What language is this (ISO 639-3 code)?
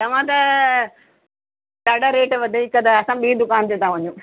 snd